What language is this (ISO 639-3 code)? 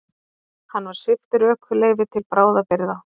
isl